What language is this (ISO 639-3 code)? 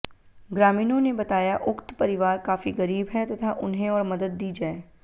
hin